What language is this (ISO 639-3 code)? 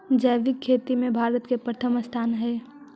mag